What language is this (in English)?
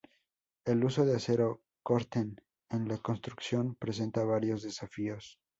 Spanish